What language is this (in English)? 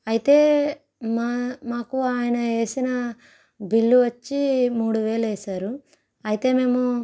Telugu